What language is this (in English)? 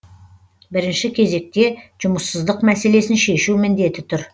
Kazakh